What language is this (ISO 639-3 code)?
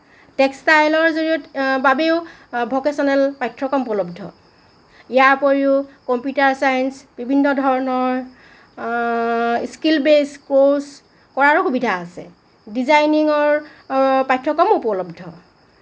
asm